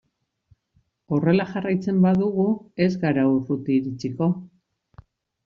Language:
Basque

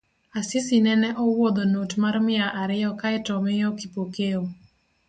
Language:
Luo (Kenya and Tanzania)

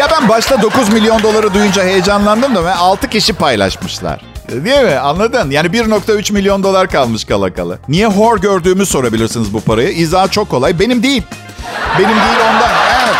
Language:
Turkish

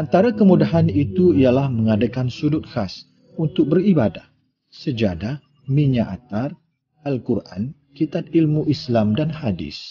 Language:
Malay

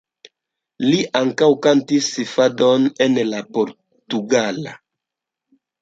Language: Esperanto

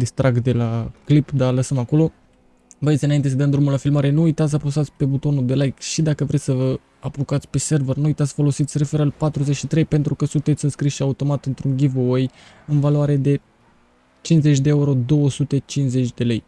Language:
Romanian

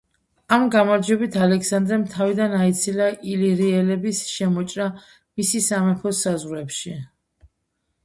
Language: Georgian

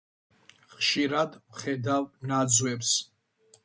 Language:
Georgian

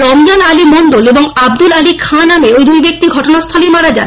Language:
Bangla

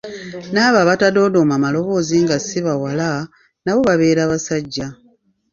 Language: Ganda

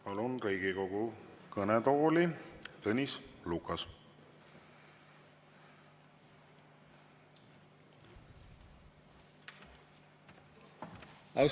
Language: Estonian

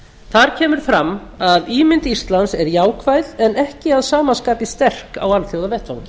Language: Icelandic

